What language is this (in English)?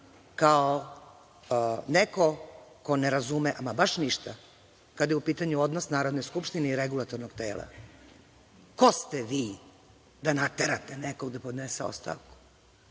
Serbian